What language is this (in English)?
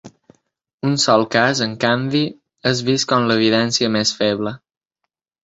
Catalan